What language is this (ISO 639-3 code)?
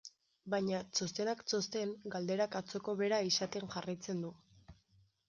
eus